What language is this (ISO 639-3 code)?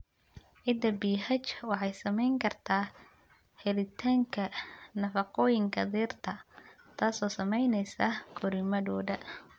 som